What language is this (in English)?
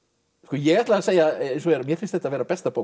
Icelandic